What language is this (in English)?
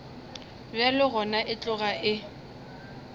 Northern Sotho